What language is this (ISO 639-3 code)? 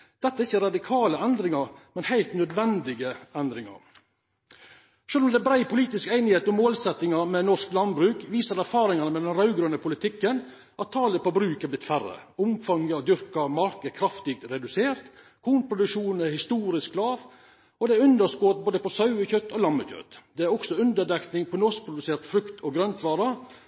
nno